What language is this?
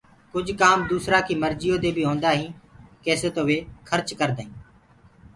Gurgula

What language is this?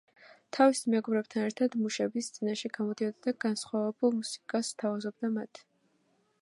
Georgian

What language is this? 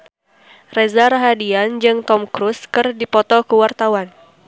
Sundanese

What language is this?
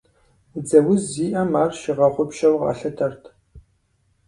Kabardian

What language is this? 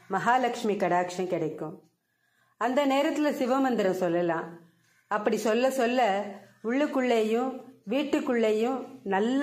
Tamil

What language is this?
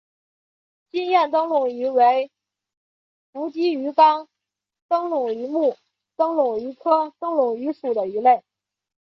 Chinese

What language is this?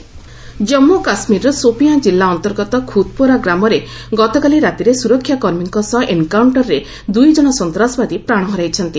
Odia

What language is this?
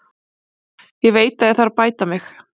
Icelandic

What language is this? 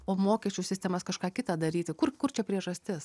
Lithuanian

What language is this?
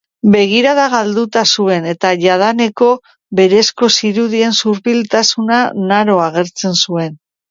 Basque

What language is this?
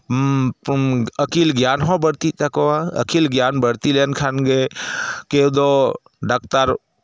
Santali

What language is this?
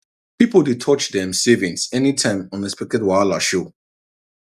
Nigerian Pidgin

